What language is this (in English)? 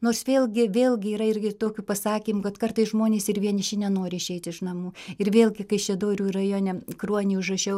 Lithuanian